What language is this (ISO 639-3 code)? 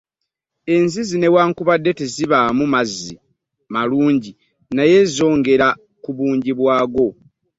lug